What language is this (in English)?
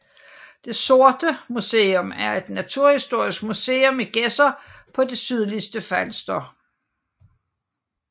Danish